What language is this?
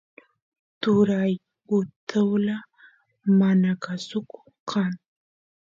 Santiago del Estero Quichua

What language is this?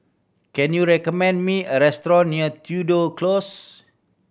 English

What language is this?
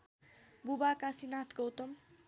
Nepali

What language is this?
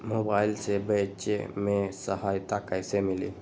Magahi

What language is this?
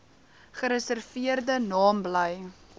Afrikaans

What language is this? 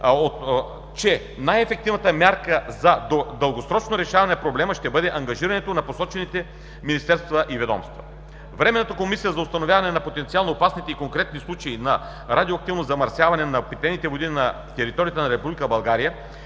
Bulgarian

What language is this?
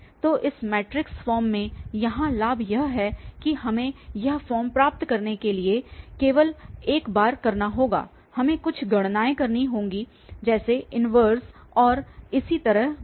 Hindi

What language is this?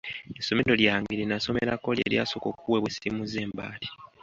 Ganda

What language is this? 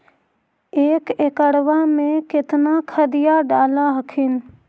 Magahi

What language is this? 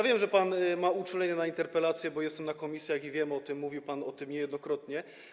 Polish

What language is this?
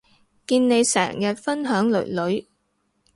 Cantonese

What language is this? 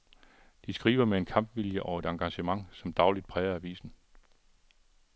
Danish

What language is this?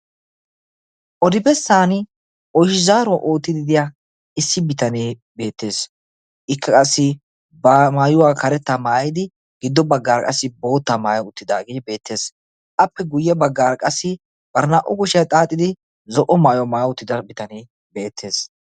Wolaytta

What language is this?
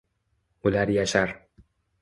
Uzbek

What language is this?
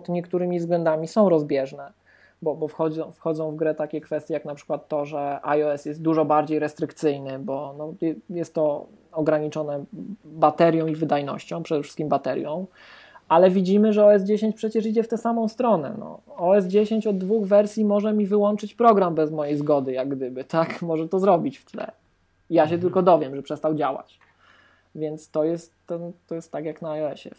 Polish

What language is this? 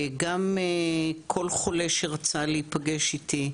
Hebrew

